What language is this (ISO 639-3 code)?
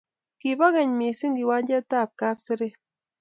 kln